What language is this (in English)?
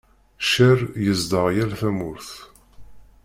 Kabyle